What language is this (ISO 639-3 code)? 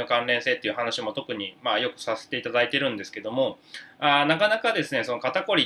jpn